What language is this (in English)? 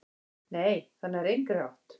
Icelandic